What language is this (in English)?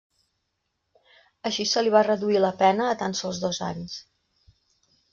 Catalan